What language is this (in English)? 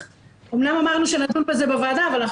Hebrew